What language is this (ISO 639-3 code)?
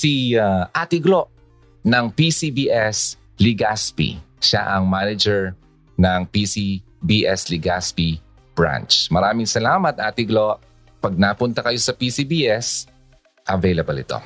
fil